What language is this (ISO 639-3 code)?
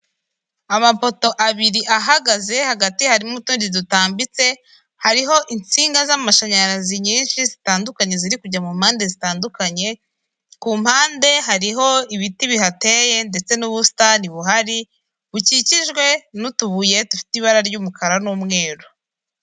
kin